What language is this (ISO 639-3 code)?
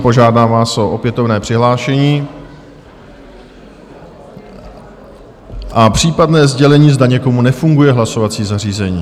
ces